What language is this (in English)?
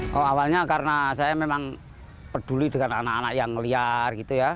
Indonesian